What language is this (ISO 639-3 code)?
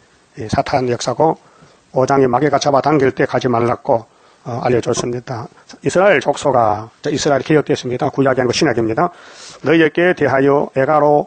kor